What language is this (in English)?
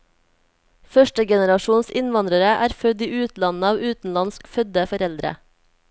Norwegian